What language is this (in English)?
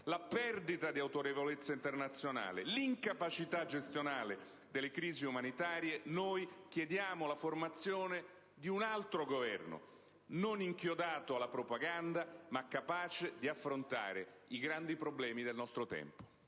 Italian